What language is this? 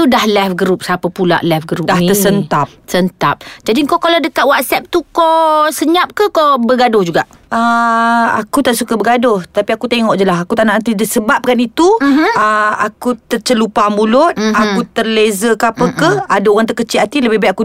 Malay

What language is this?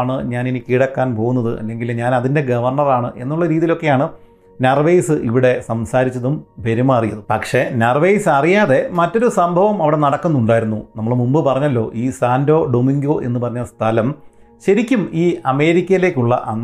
Malayalam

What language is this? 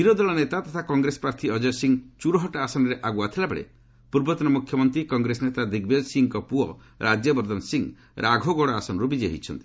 Odia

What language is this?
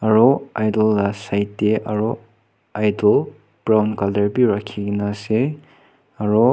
Naga Pidgin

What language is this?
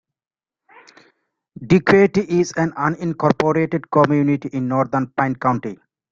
English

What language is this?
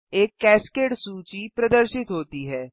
Hindi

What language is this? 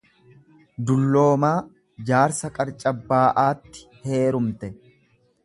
Oromo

